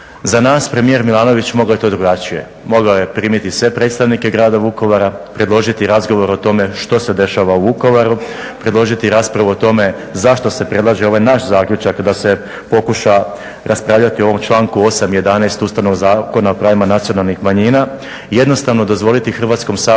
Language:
Croatian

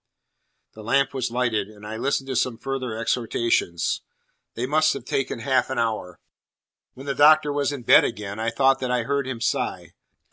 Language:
English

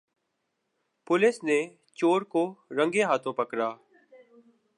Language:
Urdu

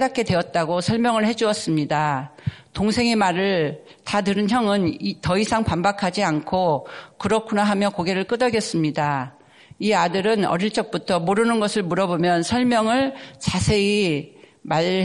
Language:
Korean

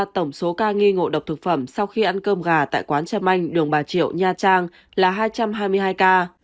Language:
Vietnamese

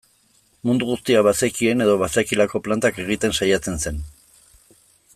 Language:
Basque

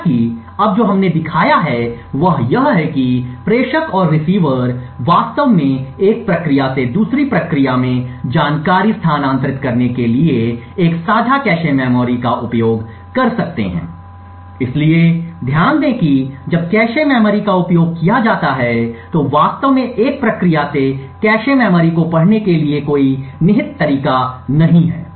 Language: Hindi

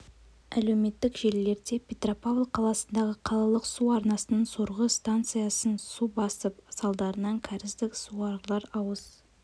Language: Kazakh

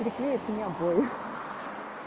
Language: Russian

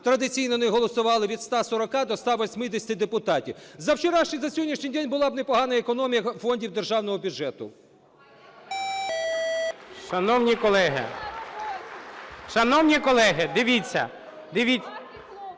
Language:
Ukrainian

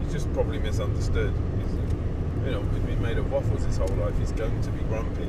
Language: English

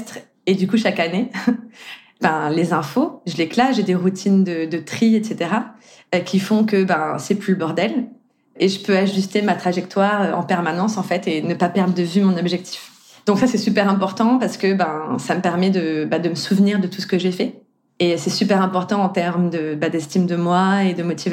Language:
French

